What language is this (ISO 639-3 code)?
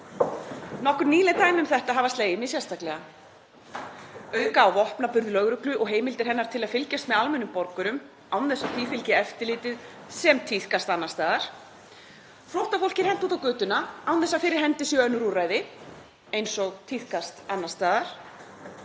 isl